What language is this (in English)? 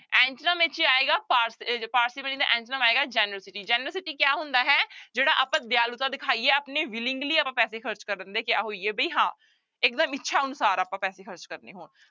Punjabi